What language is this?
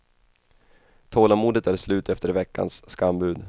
Swedish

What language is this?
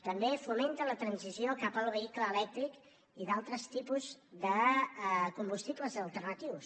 Catalan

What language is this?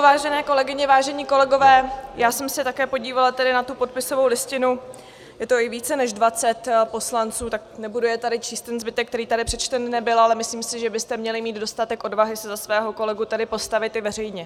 Czech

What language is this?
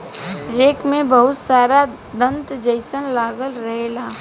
Bhojpuri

